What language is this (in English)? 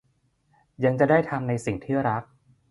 Thai